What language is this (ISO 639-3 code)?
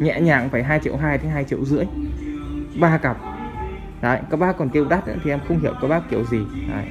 vie